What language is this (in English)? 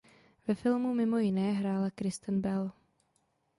Czech